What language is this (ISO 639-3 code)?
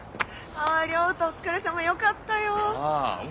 jpn